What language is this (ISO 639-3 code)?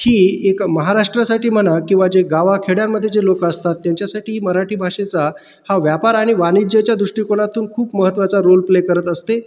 mar